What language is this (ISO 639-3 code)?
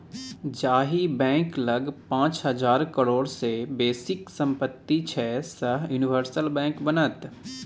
mai